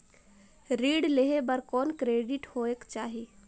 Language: Chhattisgarhi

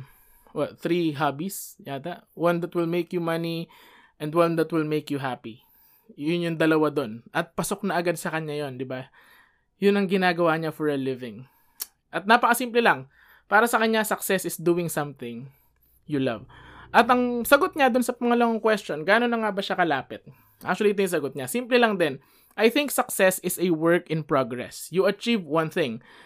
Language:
Filipino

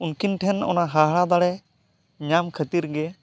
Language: Santali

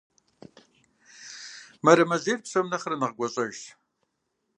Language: Kabardian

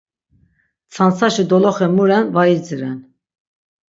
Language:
Laz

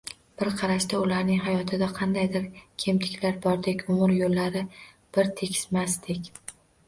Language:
Uzbek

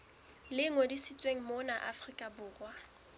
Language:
Southern Sotho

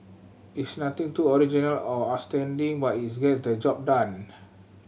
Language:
English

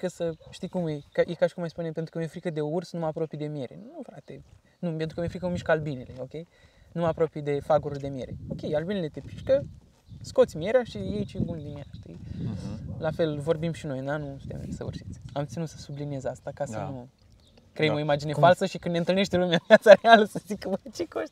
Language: Romanian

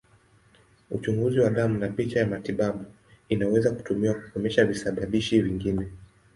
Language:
Swahili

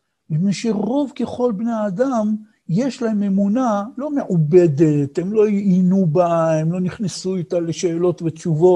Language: Hebrew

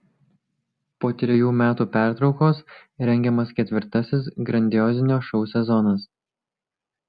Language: Lithuanian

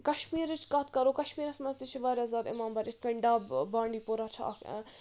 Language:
Kashmiri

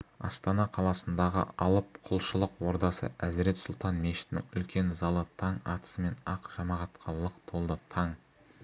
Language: Kazakh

